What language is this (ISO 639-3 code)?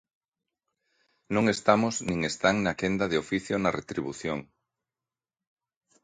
glg